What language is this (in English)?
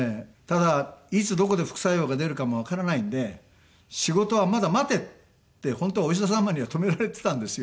Japanese